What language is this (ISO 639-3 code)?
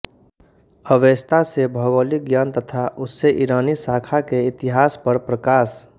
hin